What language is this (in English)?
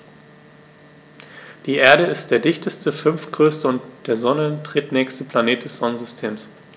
German